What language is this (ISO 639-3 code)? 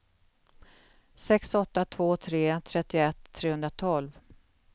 swe